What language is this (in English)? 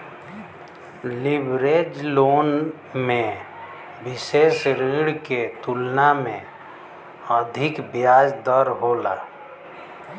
Bhojpuri